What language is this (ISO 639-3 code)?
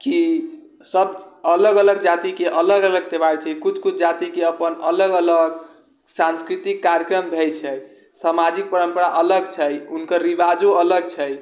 mai